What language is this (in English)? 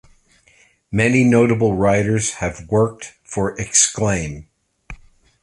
English